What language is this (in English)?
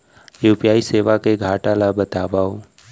Chhattisgarhi